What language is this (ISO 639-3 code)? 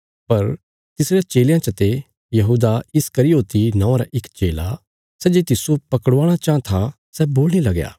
kfs